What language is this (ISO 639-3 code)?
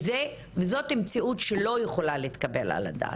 heb